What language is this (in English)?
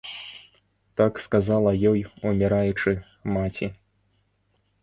Belarusian